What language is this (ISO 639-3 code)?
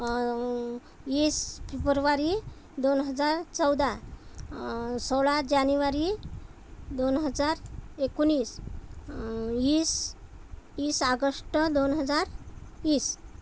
mar